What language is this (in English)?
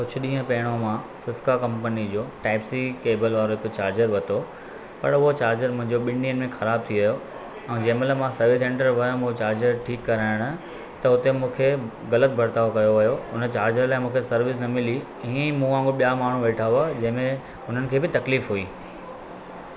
Sindhi